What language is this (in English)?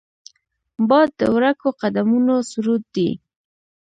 Pashto